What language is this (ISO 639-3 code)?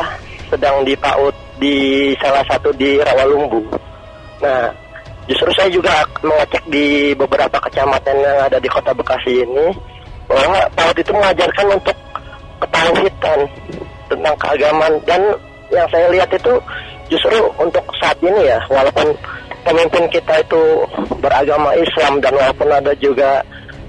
ind